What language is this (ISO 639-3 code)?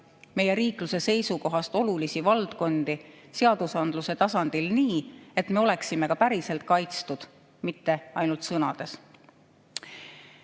est